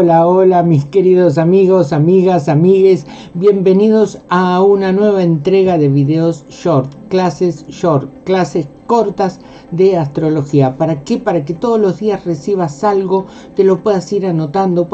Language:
Spanish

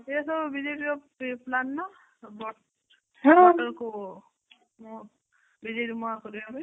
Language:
Odia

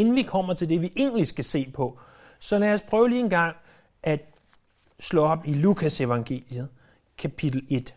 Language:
Danish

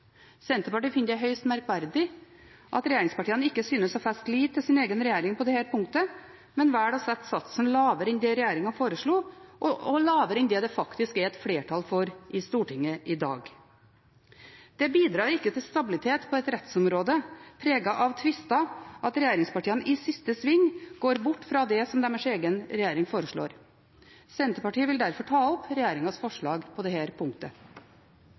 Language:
Norwegian Bokmål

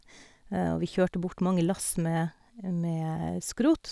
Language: Norwegian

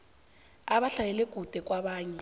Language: South Ndebele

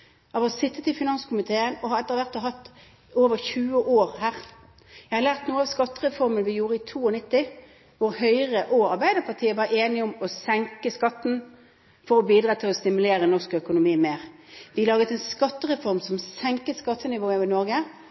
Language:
Norwegian Bokmål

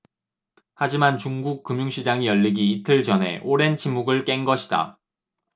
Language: Korean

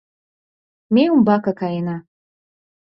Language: Mari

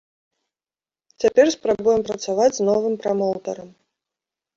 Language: Belarusian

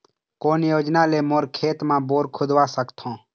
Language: Chhattisgarhi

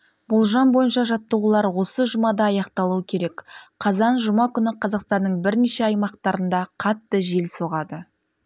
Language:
Kazakh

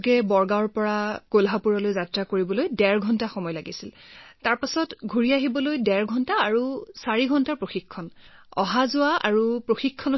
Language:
Assamese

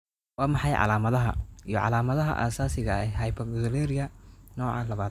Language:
Somali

